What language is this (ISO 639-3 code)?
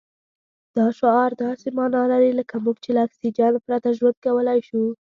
pus